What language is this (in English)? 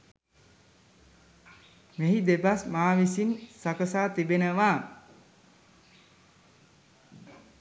Sinhala